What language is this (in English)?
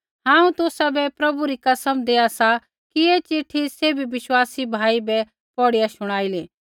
Kullu Pahari